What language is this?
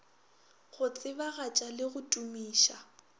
Northern Sotho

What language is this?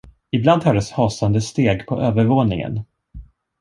Swedish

